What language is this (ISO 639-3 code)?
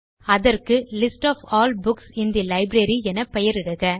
tam